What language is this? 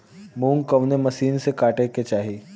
Bhojpuri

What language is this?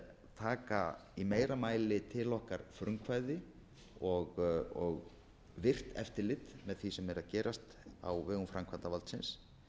Icelandic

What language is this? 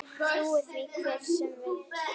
Icelandic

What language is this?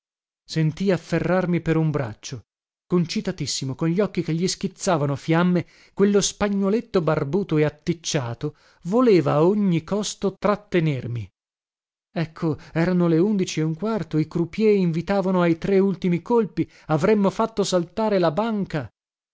Italian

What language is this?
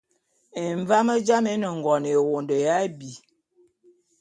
Bulu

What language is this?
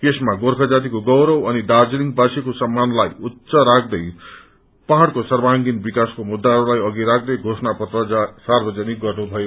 Nepali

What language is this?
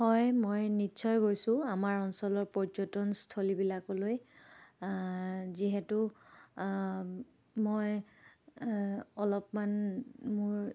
Assamese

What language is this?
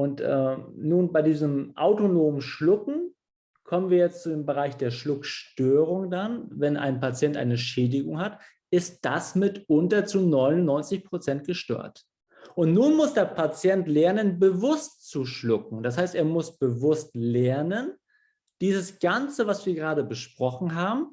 German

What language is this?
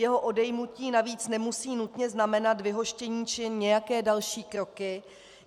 Czech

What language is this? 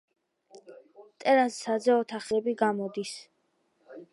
Georgian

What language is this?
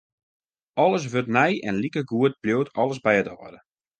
Western Frisian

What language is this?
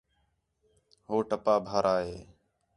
Khetrani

